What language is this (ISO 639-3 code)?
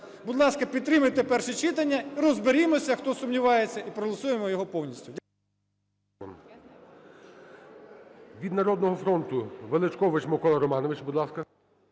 ukr